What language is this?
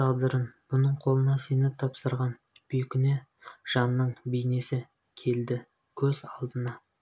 Kazakh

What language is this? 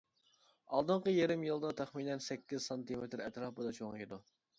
Uyghur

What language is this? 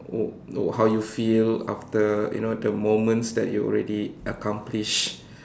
English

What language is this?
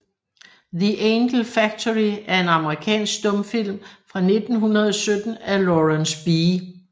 Danish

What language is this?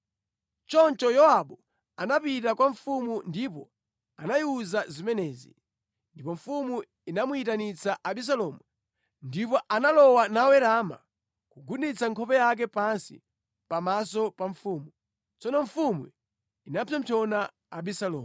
Nyanja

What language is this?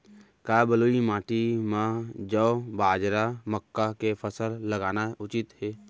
Chhattisgarhi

